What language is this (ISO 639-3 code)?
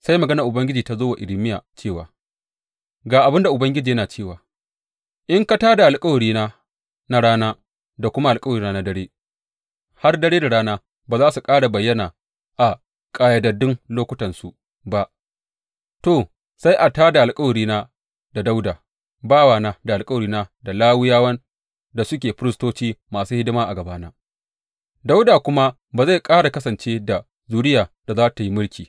hau